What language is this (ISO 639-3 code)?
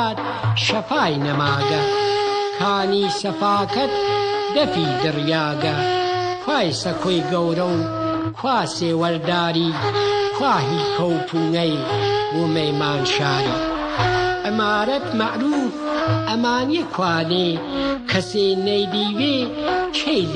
fas